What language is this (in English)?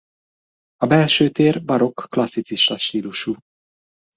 Hungarian